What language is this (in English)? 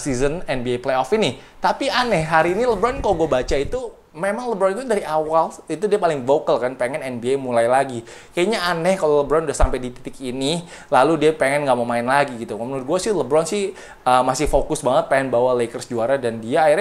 Indonesian